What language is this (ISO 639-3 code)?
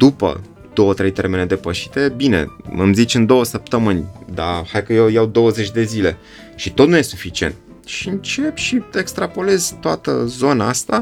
ron